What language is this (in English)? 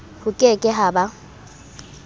Southern Sotho